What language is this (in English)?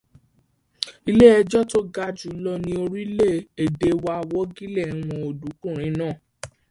Yoruba